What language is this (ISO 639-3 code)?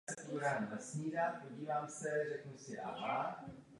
ces